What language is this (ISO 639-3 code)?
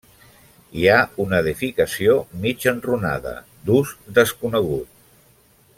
cat